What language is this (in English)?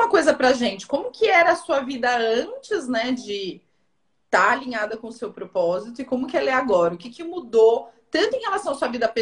Portuguese